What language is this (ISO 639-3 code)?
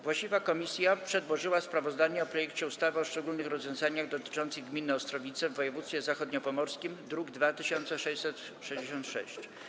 pol